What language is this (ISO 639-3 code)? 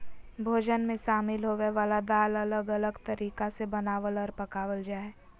mag